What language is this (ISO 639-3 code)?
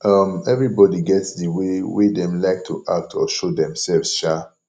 pcm